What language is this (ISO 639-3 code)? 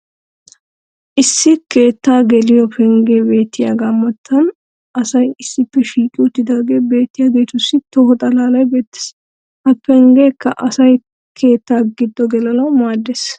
wal